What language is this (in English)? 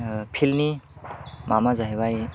Bodo